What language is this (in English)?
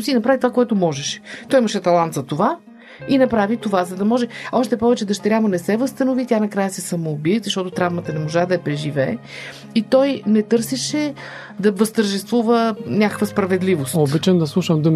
Bulgarian